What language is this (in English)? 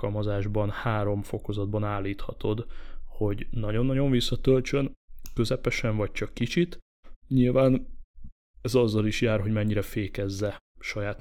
Hungarian